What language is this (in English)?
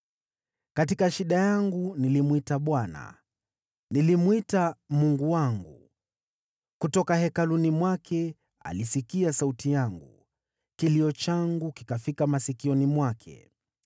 Swahili